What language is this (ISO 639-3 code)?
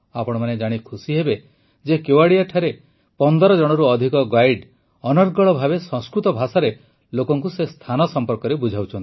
ori